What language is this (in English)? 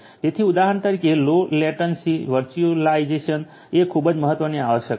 Gujarati